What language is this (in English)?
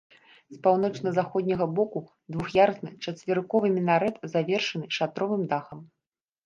Belarusian